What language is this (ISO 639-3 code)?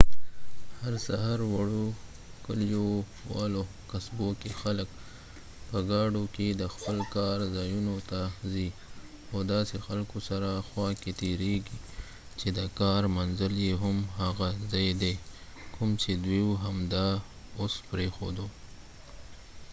pus